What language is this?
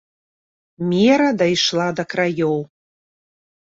Belarusian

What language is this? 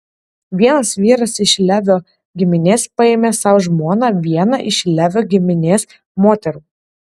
Lithuanian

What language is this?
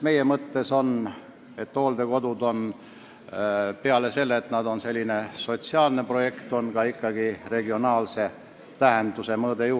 Estonian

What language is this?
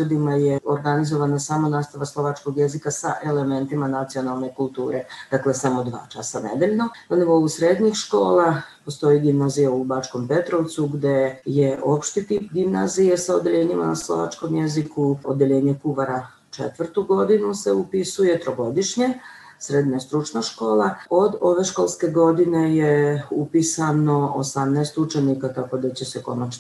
Croatian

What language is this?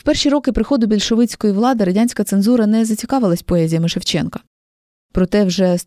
Ukrainian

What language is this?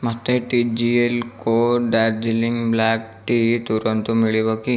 Odia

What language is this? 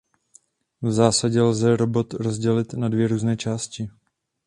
Czech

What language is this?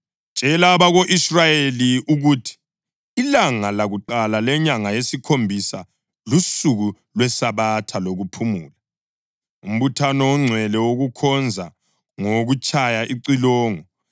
North Ndebele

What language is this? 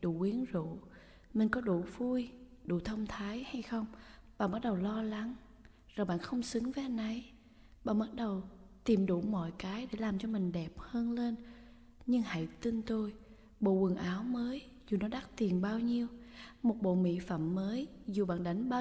Vietnamese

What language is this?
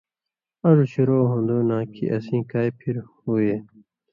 Indus Kohistani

